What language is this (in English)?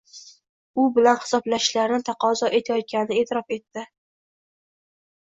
Uzbek